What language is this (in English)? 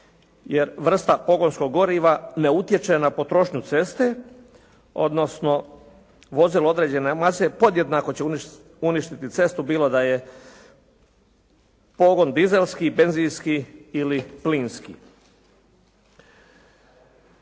Croatian